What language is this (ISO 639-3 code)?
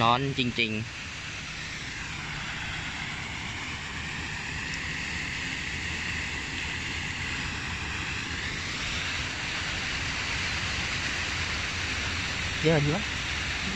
tha